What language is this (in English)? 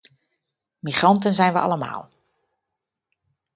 Dutch